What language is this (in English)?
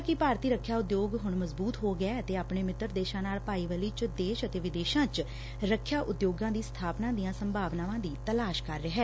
Punjabi